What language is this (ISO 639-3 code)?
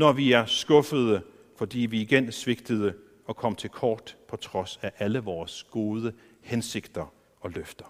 dan